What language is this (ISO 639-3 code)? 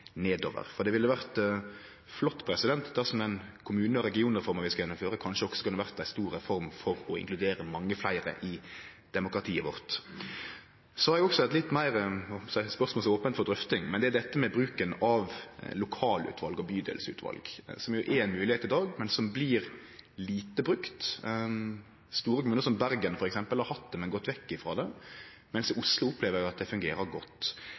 nno